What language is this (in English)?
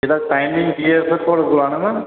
Dogri